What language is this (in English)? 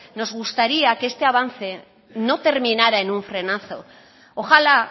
Spanish